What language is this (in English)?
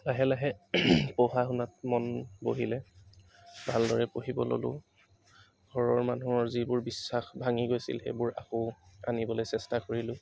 Assamese